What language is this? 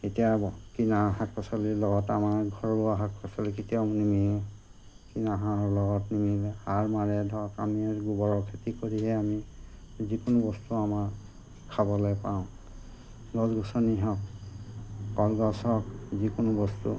Assamese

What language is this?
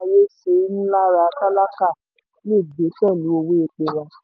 Yoruba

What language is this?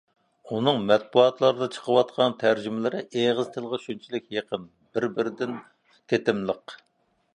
Uyghur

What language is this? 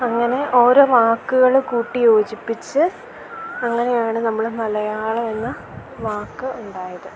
Malayalam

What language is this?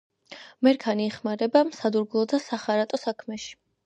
Georgian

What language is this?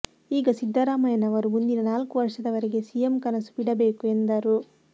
Kannada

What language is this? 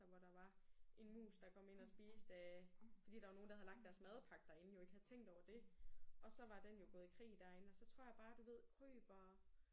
Danish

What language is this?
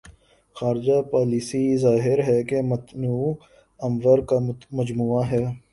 Urdu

